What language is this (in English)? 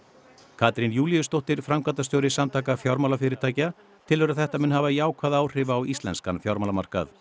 Icelandic